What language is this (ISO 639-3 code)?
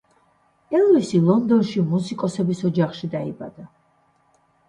kat